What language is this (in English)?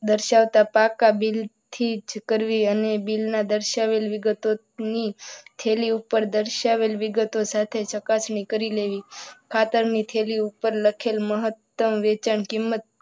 Gujarati